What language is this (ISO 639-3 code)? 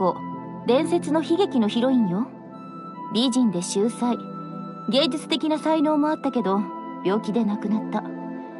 jpn